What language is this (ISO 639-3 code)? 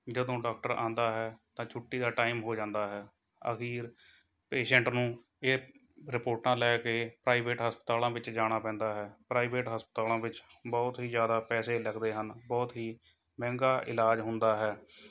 pan